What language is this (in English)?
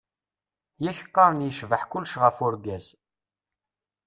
Kabyle